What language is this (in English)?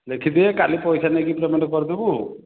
Odia